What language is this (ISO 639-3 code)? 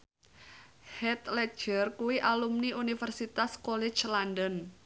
jav